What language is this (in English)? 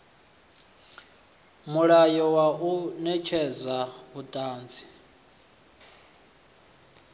Venda